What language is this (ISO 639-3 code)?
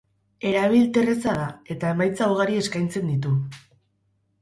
eus